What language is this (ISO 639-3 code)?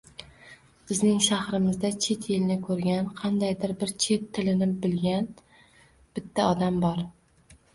uzb